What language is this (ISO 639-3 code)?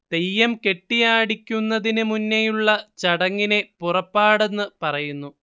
mal